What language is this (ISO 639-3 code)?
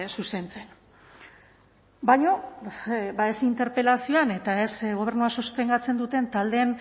eus